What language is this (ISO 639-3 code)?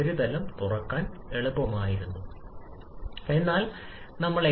mal